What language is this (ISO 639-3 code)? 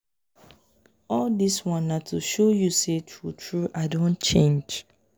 pcm